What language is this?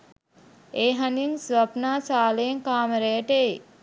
Sinhala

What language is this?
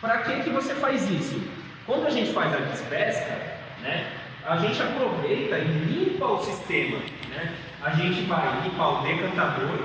Portuguese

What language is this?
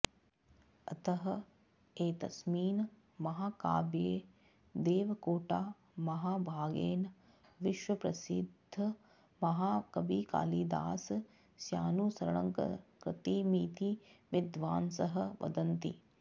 Sanskrit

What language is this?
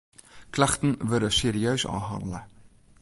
Western Frisian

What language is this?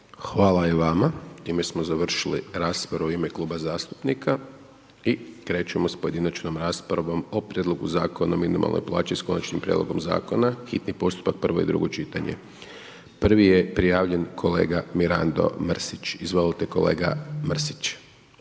Croatian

